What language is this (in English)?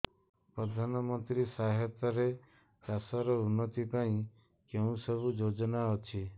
Odia